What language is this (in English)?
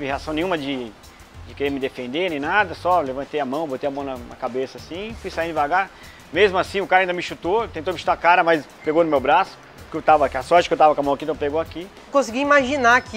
Portuguese